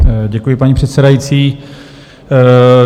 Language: Czech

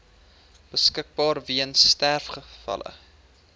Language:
Afrikaans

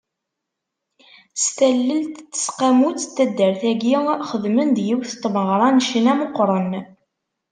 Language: Kabyle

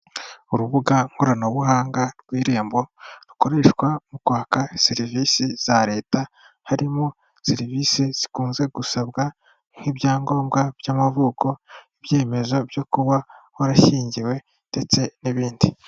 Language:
Kinyarwanda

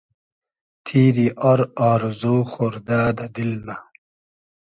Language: Hazaragi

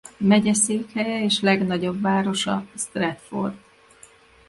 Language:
Hungarian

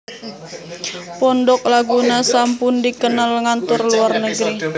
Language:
Javanese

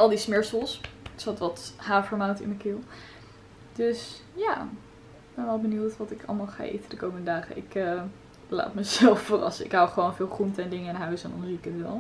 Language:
Dutch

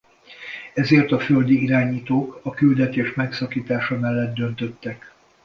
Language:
Hungarian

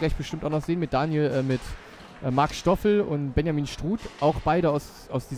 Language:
German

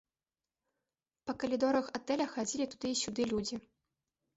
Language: Belarusian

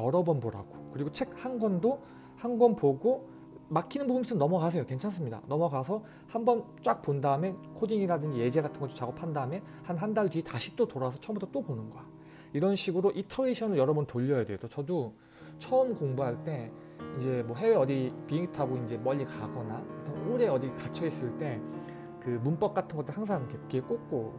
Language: Korean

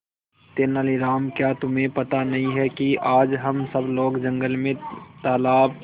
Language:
Hindi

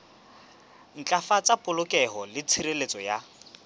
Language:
Southern Sotho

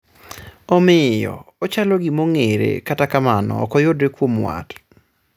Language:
Luo (Kenya and Tanzania)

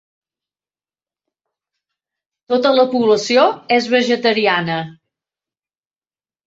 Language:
Catalan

